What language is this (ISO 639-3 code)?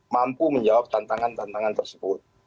ind